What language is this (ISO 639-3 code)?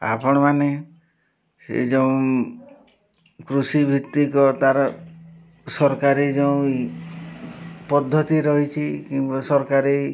ori